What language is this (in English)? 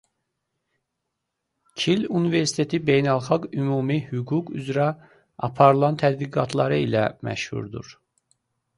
Azerbaijani